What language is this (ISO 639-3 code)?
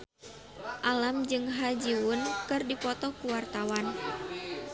sun